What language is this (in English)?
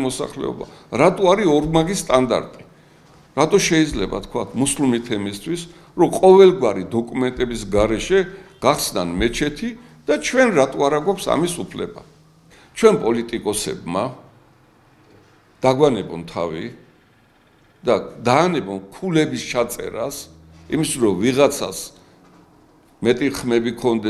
Romanian